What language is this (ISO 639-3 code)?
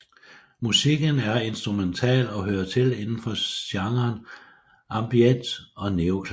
dan